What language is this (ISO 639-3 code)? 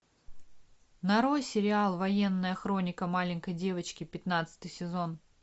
rus